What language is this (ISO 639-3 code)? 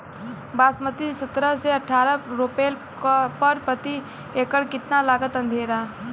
bho